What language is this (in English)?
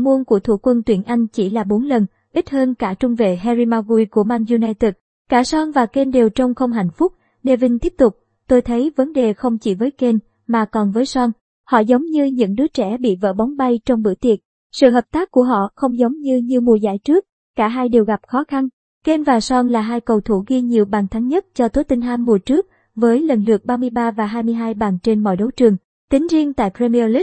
Vietnamese